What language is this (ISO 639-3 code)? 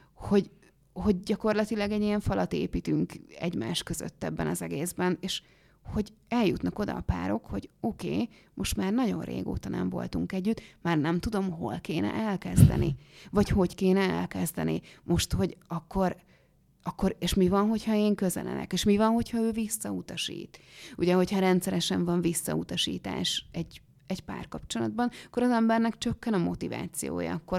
hun